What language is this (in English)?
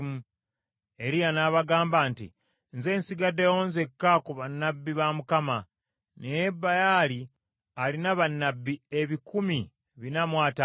Ganda